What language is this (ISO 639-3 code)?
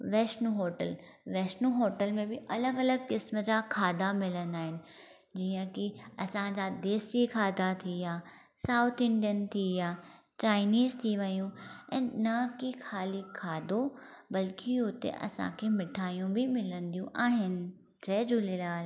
snd